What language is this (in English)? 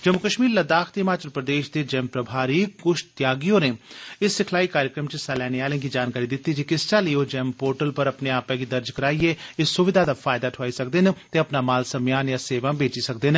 Dogri